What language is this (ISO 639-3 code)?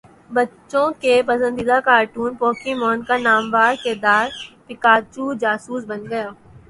urd